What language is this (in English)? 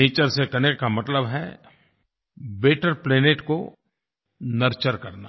Hindi